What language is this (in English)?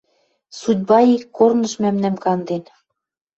Western Mari